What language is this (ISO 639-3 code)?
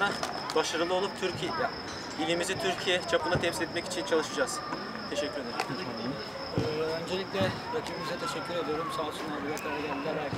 tur